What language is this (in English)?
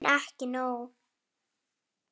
Icelandic